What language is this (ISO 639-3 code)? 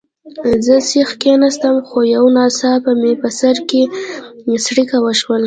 pus